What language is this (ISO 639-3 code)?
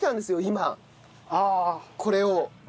jpn